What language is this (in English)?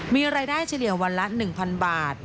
Thai